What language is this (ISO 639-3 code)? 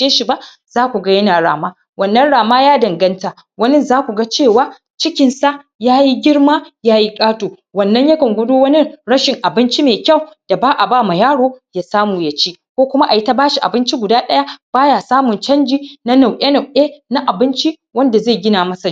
hau